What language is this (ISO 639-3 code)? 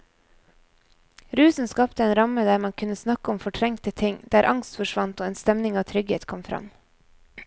nor